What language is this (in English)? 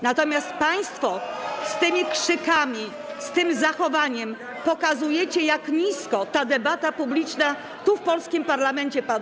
Polish